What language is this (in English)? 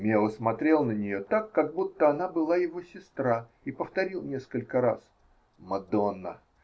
Russian